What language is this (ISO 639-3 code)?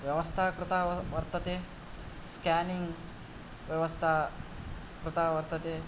san